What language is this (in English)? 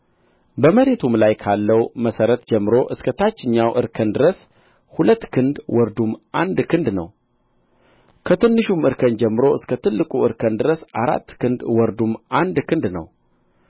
Amharic